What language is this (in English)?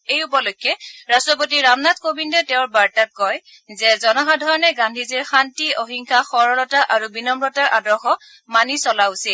Assamese